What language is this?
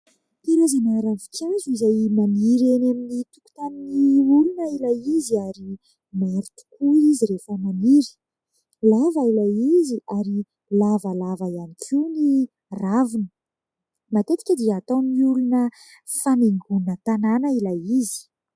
Malagasy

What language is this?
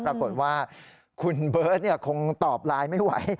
Thai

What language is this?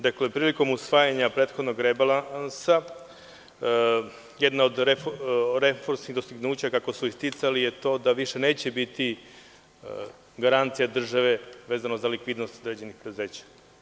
Serbian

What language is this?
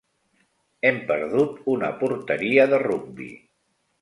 Catalan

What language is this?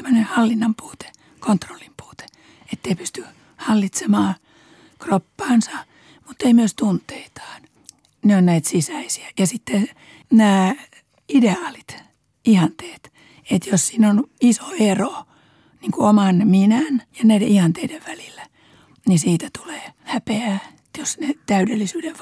Finnish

